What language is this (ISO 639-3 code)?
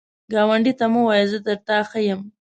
pus